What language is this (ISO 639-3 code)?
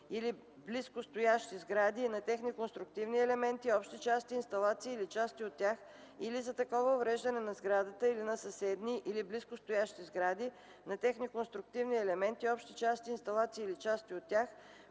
bul